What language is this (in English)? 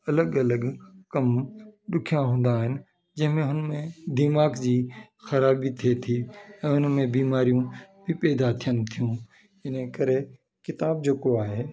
Sindhi